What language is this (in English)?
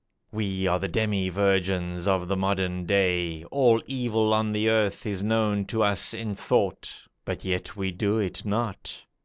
English